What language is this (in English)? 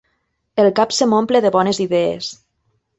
Catalan